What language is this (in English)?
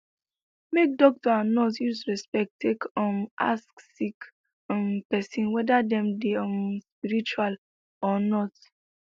Nigerian Pidgin